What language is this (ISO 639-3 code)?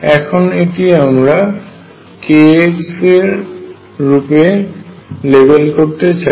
ben